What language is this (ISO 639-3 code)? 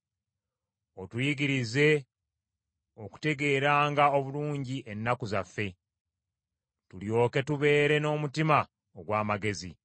lug